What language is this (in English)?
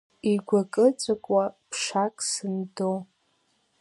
Abkhazian